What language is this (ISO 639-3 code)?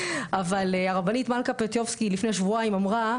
heb